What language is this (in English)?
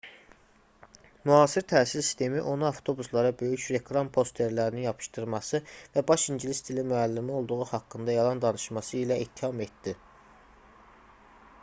Azerbaijani